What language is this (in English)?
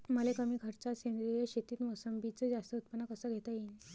Marathi